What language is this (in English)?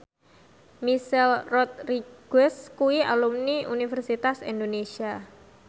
Javanese